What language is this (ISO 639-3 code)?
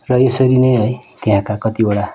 nep